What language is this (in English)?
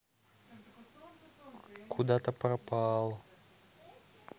Russian